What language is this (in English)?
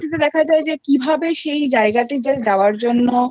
Bangla